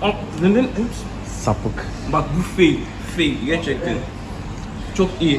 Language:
Turkish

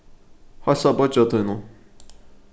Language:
Faroese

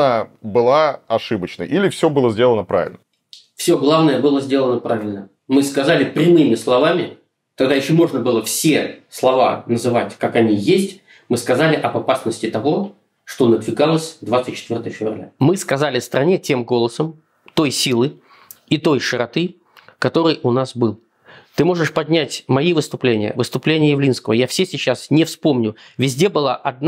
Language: Russian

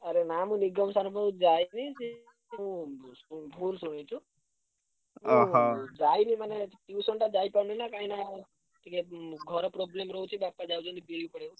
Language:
Odia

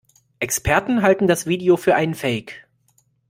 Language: German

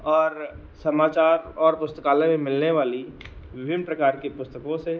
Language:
Hindi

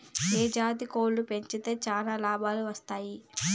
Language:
Telugu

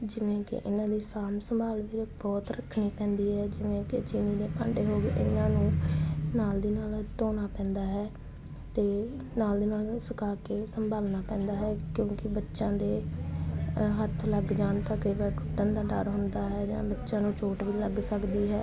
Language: Punjabi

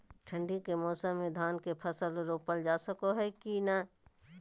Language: Magahi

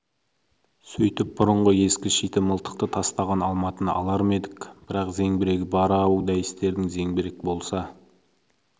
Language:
Kazakh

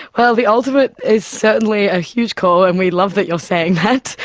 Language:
English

